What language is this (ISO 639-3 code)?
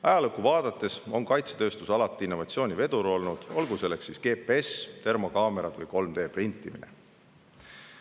est